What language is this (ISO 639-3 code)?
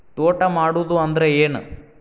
kan